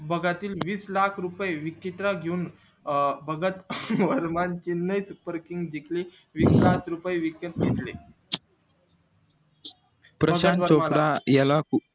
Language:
Marathi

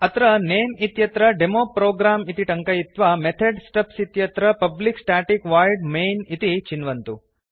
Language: Sanskrit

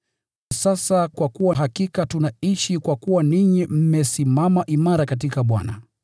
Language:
Swahili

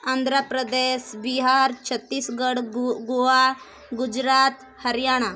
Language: Odia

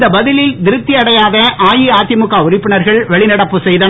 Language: Tamil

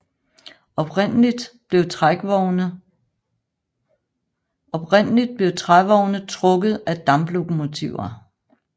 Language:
Danish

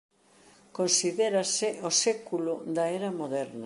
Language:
Galician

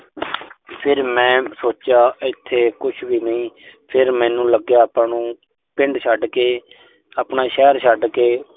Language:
Punjabi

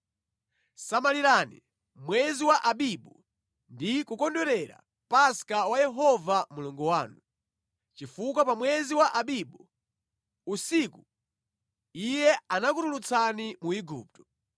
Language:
Nyanja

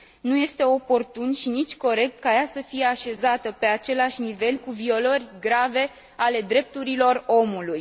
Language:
Romanian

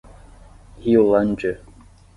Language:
Portuguese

